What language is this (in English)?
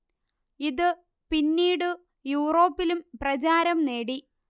Malayalam